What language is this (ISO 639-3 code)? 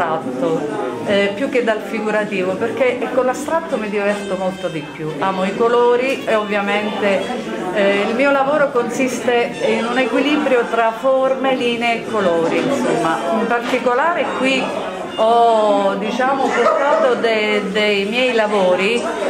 ita